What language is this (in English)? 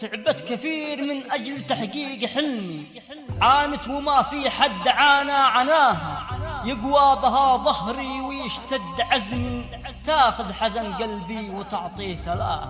Arabic